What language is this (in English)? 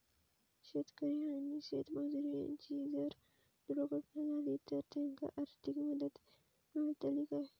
Marathi